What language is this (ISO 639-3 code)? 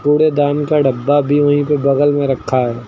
hin